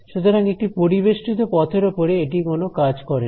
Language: Bangla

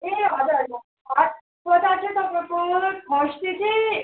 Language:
Nepali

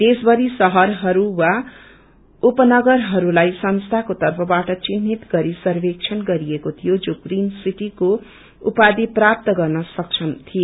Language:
Nepali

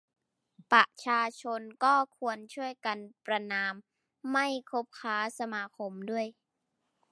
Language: Thai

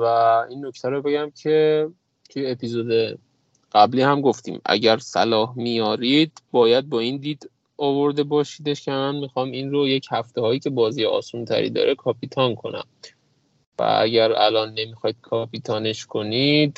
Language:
Persian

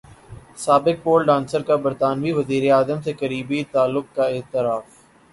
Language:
Urdu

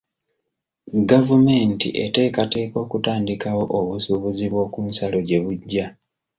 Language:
Ganda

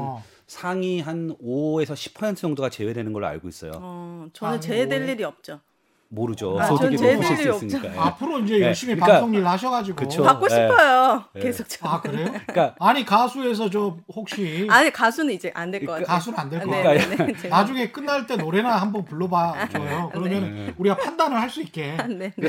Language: Korean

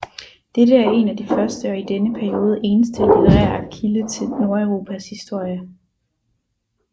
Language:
Danish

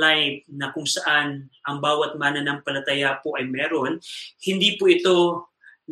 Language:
Filipino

